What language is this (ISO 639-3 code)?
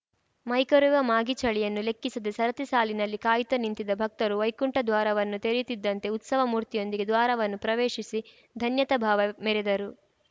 kan